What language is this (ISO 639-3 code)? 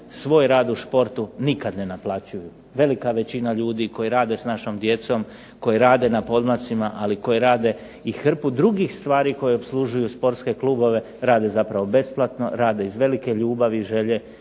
hrv